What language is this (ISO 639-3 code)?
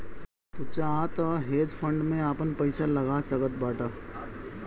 bho